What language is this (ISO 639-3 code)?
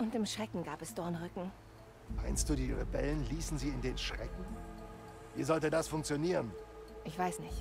deu